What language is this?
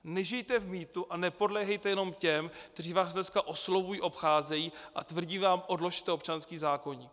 Czech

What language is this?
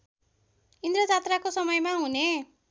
Nepali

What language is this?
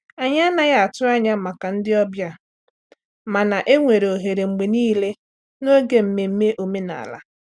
Igbo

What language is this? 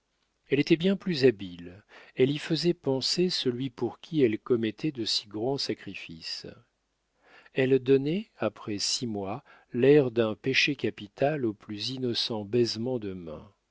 French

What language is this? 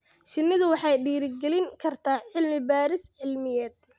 Somali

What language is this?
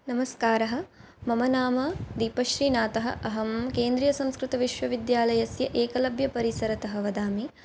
Sanskrit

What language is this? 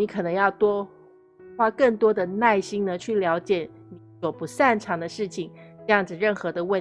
Chinese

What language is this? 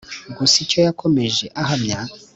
Kinyarwanda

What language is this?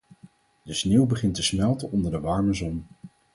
Dutch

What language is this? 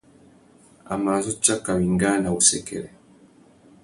Tuki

